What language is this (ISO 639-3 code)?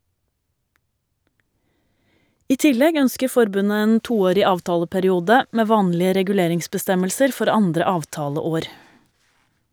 nor